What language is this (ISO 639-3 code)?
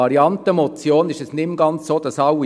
gsw